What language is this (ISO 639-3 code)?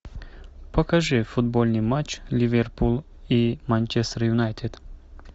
rus